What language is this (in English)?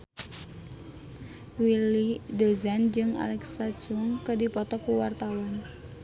Sundanese